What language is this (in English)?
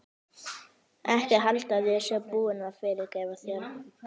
Icelandic